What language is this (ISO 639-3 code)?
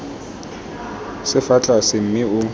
tsn